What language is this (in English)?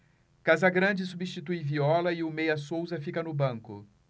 Portuguese